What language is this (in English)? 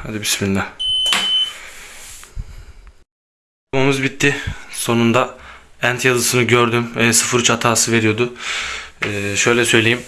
Turkish